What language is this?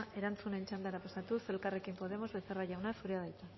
Basque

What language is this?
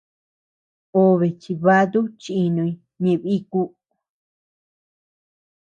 Tepeuxila Cuicatec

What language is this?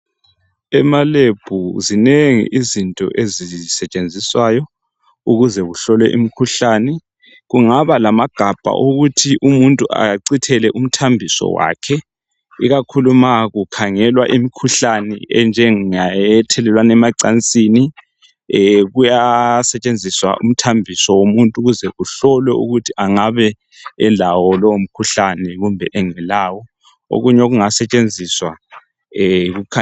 North Ndebele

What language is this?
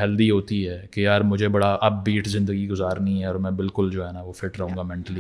Urdu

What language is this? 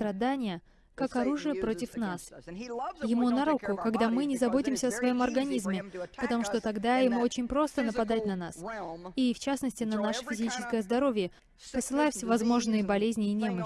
Russian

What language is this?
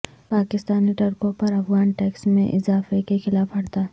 Urdu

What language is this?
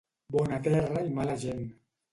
Catalan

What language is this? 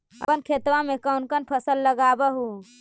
Magahi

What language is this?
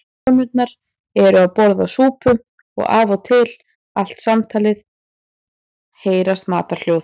Icelandic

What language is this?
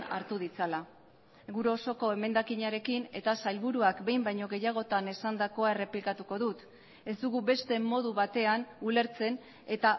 Basque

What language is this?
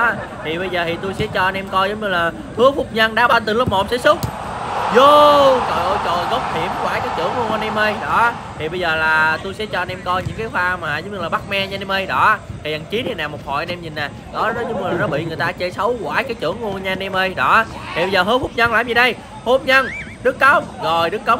Vietnamese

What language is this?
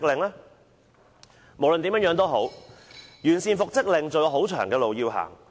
Cantonese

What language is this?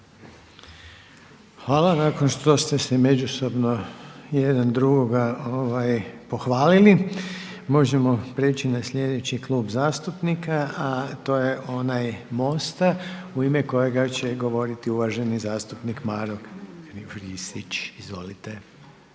Croatian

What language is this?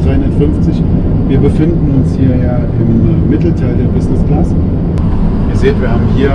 German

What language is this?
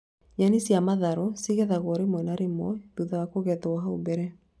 Kikuyu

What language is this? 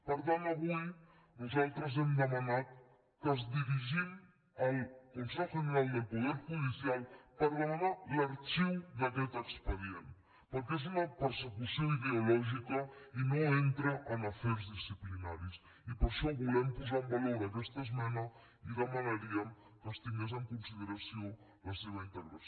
Catalan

